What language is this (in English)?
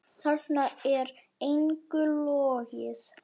Icelandic